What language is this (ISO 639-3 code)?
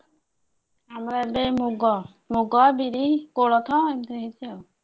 ori